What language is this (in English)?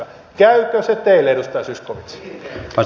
Finnish